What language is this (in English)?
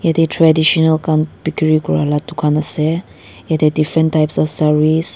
Naga Pidgin